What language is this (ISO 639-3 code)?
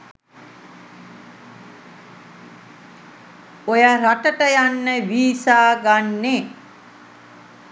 sin